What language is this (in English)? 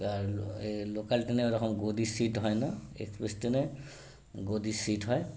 Bangla